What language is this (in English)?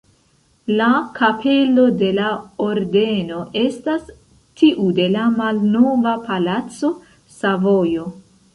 Esperanto